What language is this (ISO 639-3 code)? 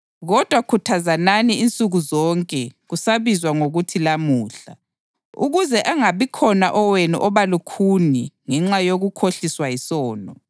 nde